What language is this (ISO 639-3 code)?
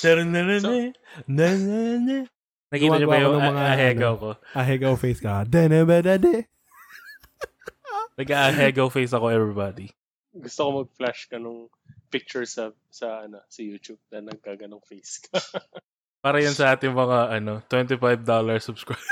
fil